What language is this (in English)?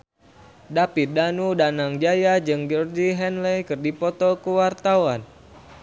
Sundanese